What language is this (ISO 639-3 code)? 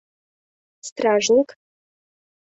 chm